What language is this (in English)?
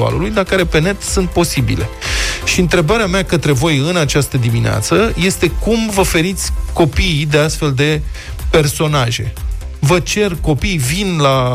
Romanian